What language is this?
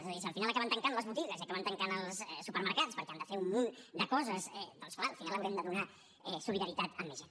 Catalan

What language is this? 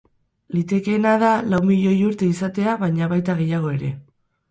Basque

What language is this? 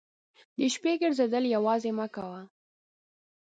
Pashto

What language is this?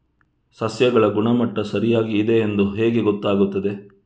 Kannada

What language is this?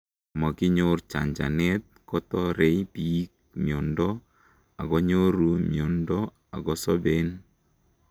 Kalenjin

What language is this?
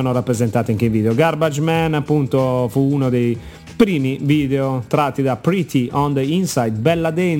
Italian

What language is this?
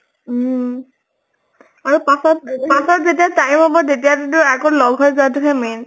Assamese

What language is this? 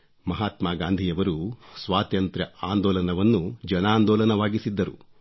Kannada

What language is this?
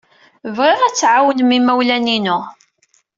Kabyle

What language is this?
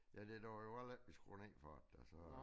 Danish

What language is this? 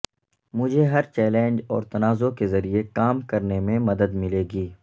Urdu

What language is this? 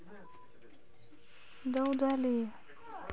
Russian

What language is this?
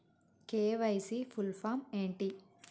Telugu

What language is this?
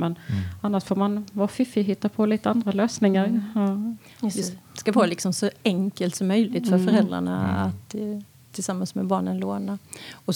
Swedish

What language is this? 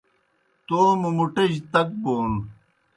Kohistani Shina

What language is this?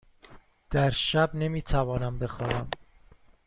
Persian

